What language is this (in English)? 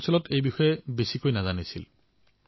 Assamese